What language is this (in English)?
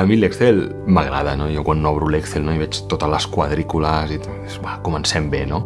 Catalan